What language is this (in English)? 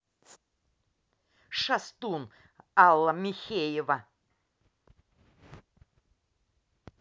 Russian